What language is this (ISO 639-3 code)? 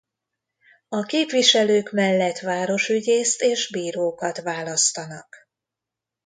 hun